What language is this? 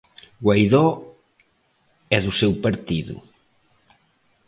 Galician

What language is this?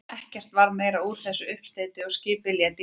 Icelandic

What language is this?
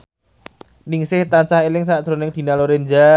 Javanese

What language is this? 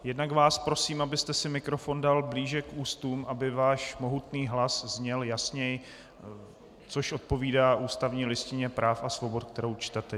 Czech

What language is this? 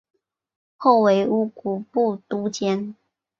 Chinese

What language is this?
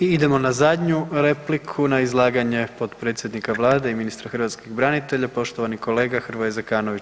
Croatian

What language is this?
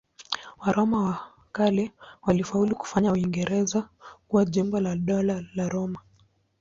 Swahili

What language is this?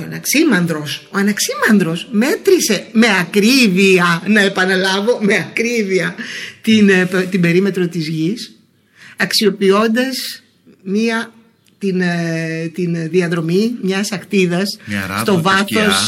Greek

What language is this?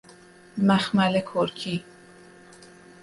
Persian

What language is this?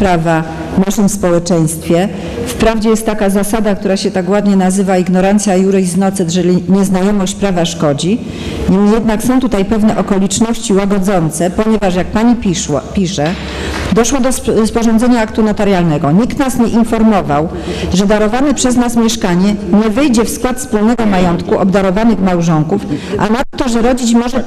Polish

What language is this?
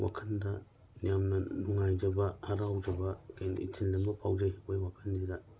Manipuri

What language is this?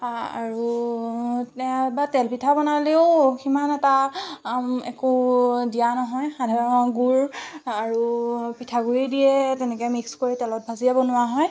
Assamese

